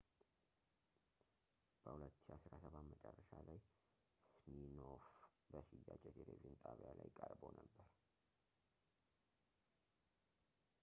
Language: Amharic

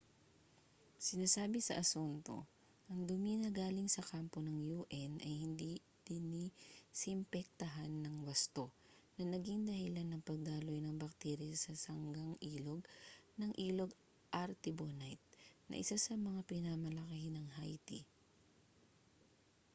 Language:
Filipino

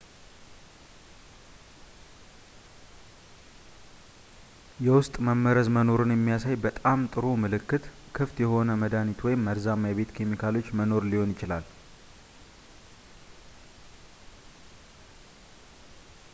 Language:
Amharic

